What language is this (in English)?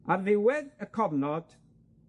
Welsh